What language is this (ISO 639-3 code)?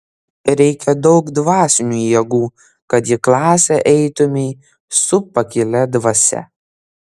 lit